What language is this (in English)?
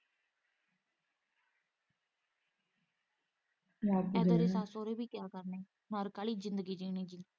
Punjabi